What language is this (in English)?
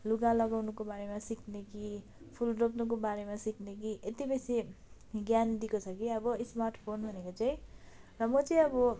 Nepali